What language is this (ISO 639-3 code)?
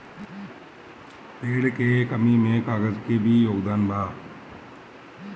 bho